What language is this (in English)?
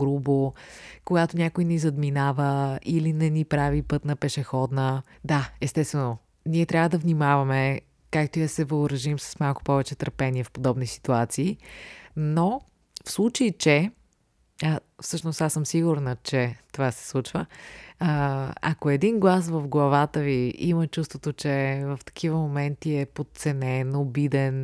Bulgarian